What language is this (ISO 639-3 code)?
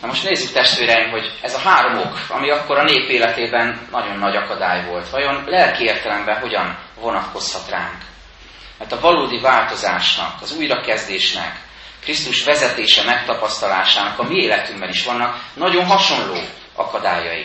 hun